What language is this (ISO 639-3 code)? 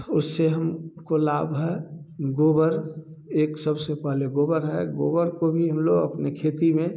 hin